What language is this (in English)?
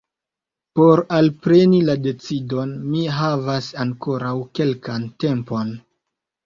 Esperanto